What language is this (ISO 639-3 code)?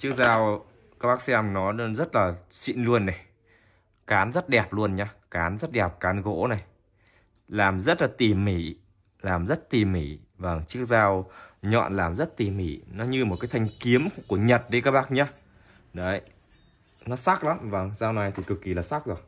vie